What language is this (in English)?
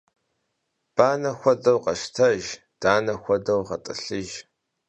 Kabardian